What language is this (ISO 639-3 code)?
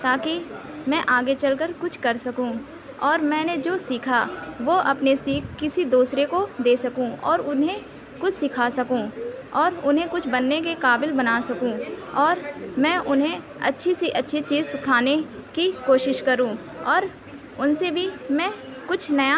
urd